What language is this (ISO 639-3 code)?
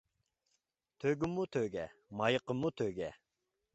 uig